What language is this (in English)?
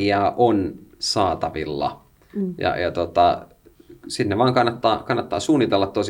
Finnish